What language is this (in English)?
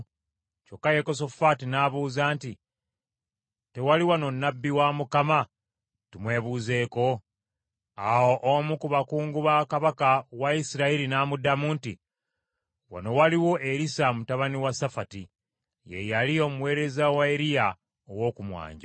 Ganda